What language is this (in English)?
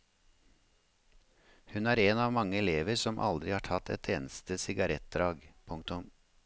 Norwegian